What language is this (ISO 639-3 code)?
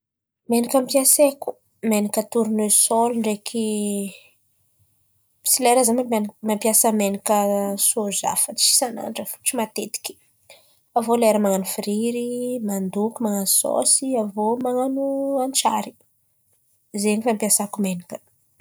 xmv